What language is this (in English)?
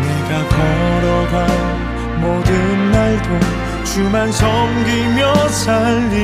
Korean